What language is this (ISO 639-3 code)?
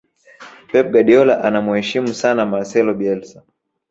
swa